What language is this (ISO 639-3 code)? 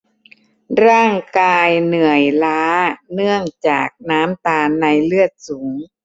tha